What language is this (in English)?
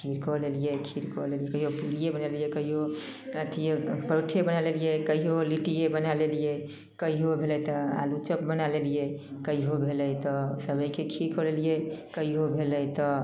Maithili